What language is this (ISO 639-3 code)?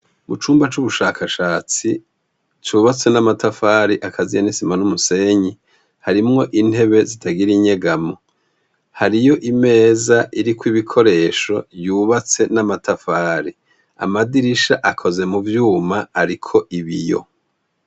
run